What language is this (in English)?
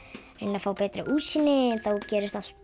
Icelandic